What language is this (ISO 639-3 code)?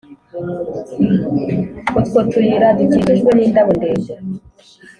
kin